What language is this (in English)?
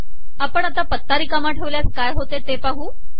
Marathi